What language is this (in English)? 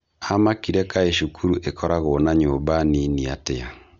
Kikuyu